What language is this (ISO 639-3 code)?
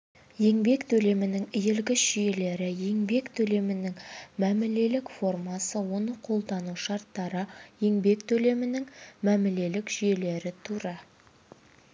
kaz